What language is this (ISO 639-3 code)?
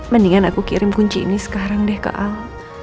ind